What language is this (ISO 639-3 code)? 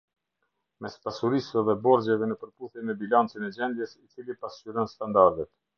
sqi